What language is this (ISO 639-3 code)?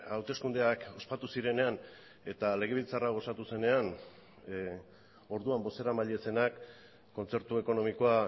eus